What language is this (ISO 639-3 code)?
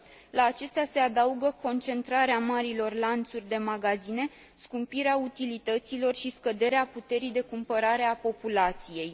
ron